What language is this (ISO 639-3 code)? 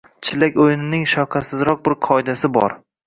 uzb